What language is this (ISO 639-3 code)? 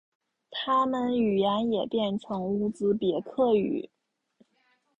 zho